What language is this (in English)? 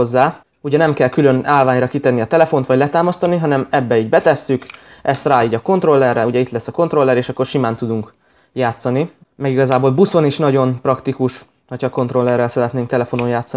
Hungarian